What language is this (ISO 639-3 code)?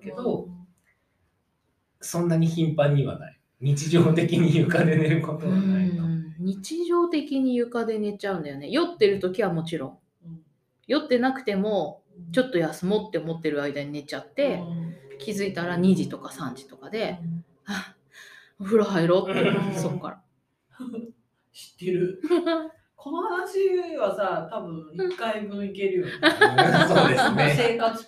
jpn